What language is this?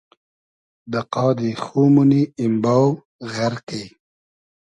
Hazaragi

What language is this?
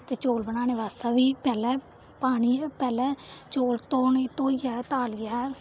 Dogri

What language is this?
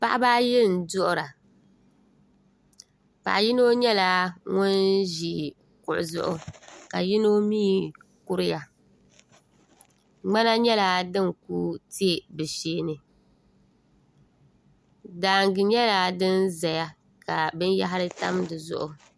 Dagbani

